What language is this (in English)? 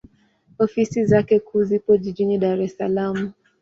Swahili